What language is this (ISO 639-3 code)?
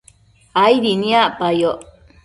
mcf